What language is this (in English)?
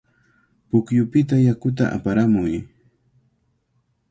Cajatambo North Lima Quechua